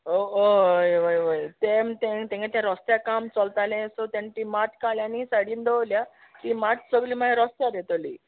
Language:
Konkani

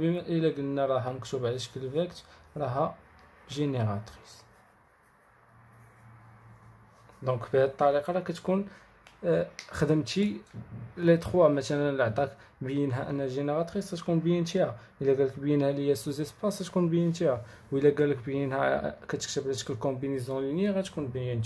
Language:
Arabic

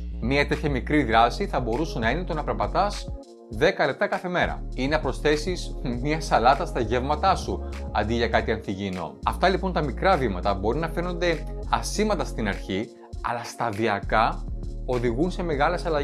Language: Greek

